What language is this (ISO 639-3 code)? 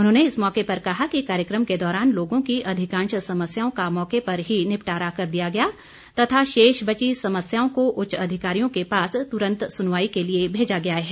hin